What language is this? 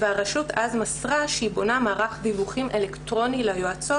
Hebrew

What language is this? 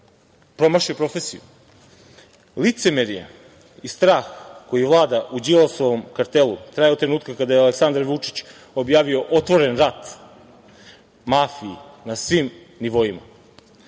Serbian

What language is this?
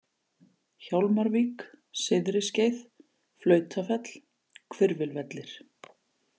Icelandic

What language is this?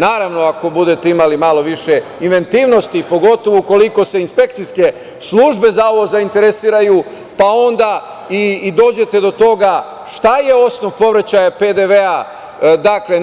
Serbian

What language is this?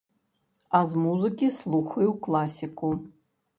Belarusian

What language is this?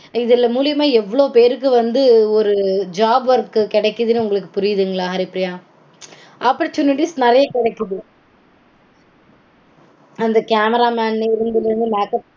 Tamil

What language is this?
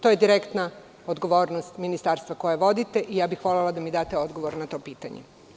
Serbian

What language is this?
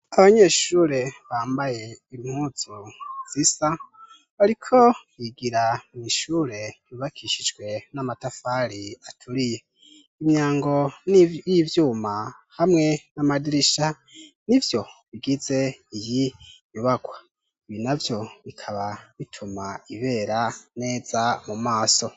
Rundi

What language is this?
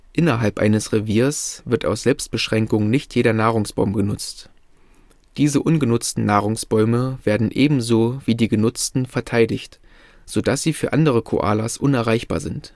German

